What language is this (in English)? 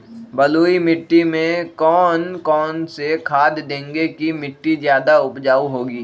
Magahi